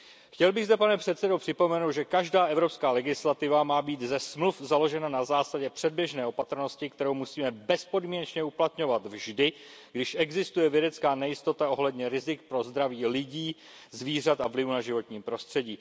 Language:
Czech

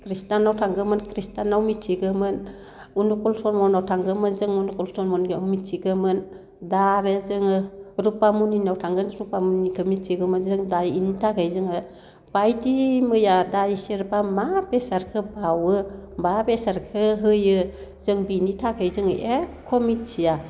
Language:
Bodo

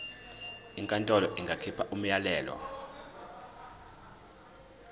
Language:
Zulu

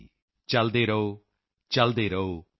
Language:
Punjabi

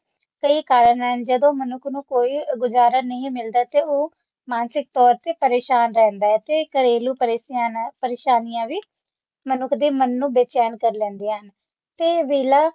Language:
Punjabi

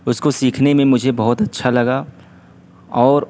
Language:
Urdu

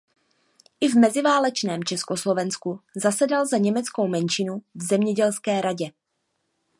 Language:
Czech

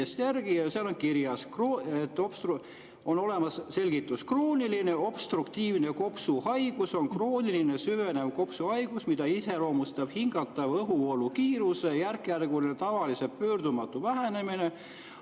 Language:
Estonian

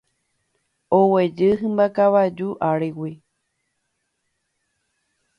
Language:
Guarani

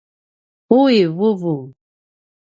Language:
Paiwan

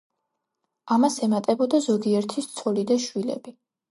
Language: Georgian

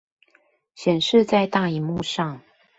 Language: Chinese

